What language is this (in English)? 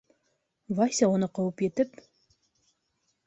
Bashkir